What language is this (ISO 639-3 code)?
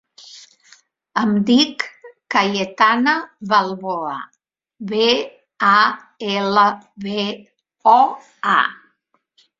cat